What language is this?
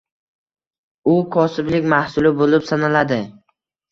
Uzbek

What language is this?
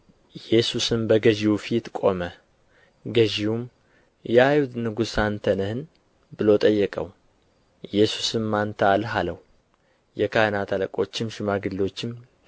Amharic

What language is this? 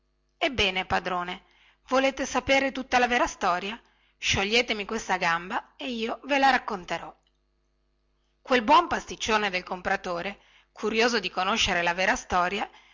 Italian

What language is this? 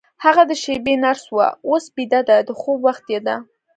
Pashto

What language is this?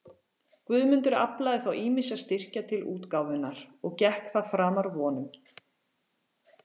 Icelandic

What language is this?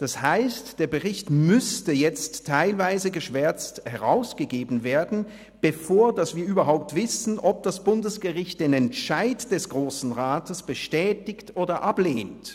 Swiss German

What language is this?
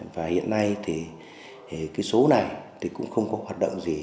Vietnamese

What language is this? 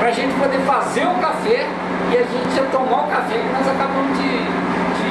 Portuguese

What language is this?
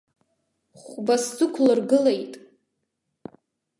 Abkhazian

